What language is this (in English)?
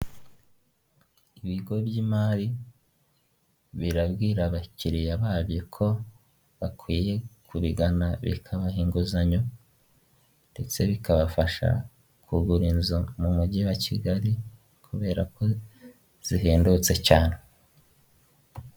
Kinyarwanda